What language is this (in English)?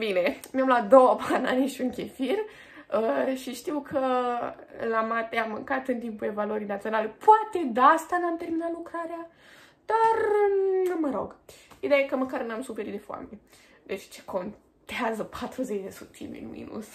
Romanian